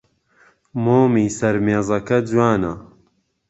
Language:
Central Kurdish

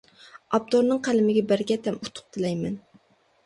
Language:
Uyghur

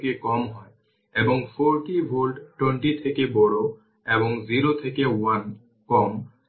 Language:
Bangla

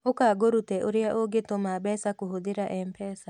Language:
Kikuyu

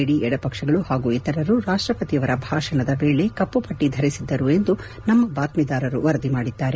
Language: Kannada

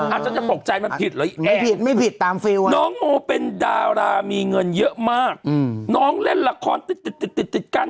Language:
Thai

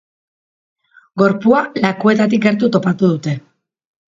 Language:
Basque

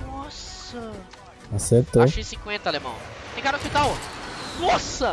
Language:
Portuguese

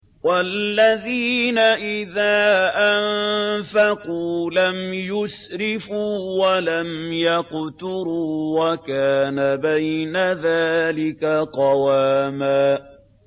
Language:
Arabic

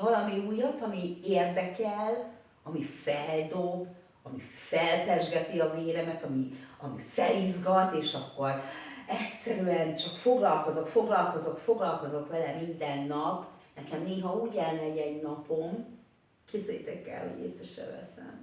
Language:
Hungarian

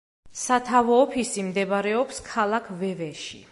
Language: Georgian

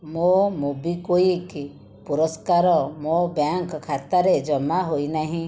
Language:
Odia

